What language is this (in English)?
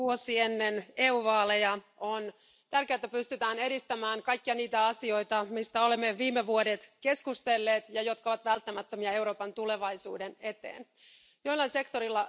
Finnish